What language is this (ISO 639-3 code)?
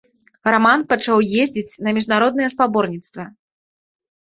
bel